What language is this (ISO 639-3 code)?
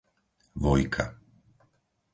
slk